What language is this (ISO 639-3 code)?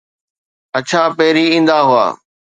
snd